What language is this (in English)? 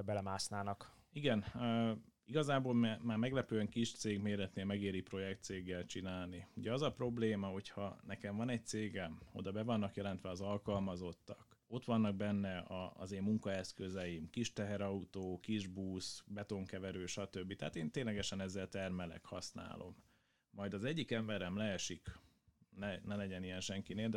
Hungarian